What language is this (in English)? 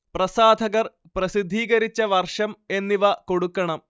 Malayalam